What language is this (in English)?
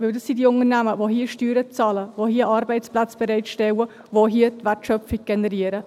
Swiss German